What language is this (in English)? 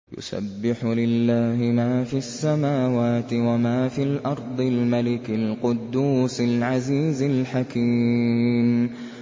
Arabic